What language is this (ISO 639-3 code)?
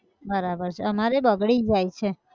guj